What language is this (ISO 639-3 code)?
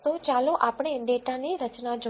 guj